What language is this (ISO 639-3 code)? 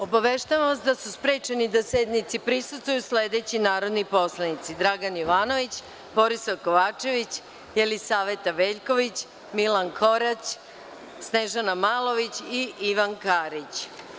srp